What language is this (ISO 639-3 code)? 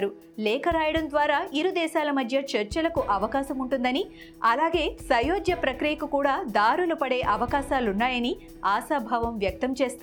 tel